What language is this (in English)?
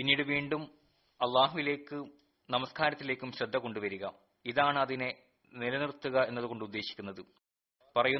Malayalam